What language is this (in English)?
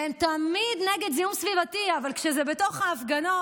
Hebrew